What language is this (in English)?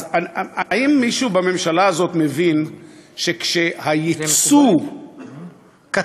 Hebrew